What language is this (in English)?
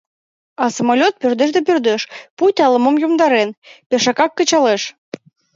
Mari